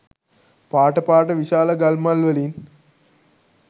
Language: Sinhala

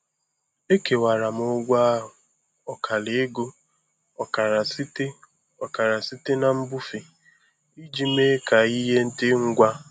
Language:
Igbo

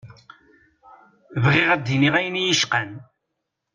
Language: Kabyle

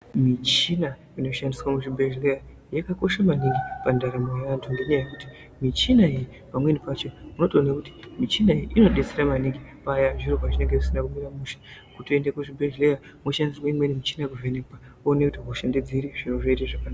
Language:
Ndau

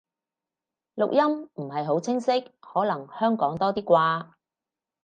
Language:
Cantonese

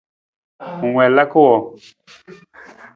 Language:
Nawdm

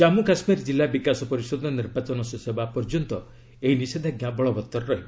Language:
Odia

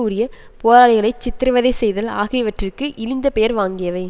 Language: Tamil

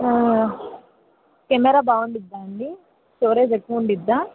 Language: Telugu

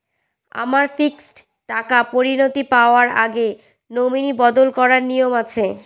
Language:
Bangla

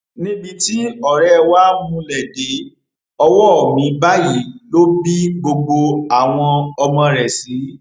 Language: Yoruba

